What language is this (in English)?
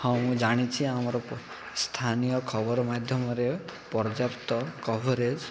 Odia